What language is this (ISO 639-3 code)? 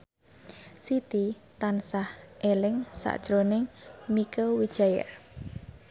jav